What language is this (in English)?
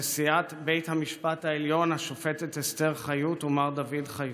Hebrew